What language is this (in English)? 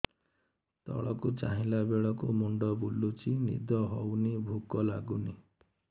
Odia